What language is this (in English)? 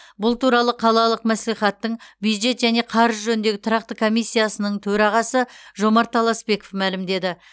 Kazakh